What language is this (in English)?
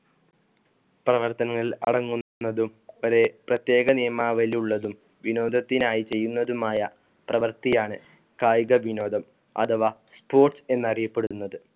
Malayalam